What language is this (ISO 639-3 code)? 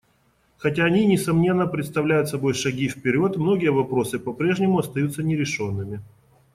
rus